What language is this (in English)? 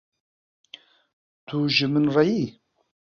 Kurdish